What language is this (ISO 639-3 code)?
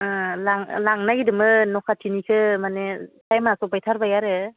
brx